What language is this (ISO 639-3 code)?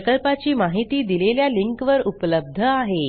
mar